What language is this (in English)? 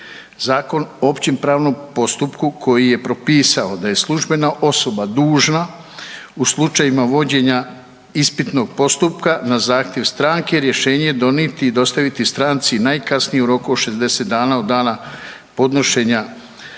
Croatian